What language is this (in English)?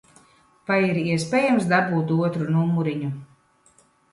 Latvian